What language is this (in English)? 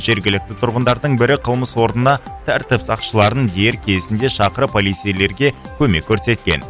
Kazakh